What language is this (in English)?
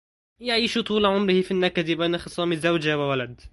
Arabic